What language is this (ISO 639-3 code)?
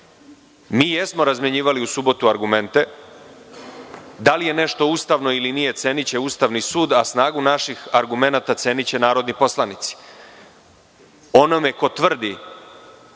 srp